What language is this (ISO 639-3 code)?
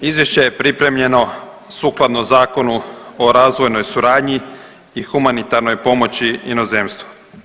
hrv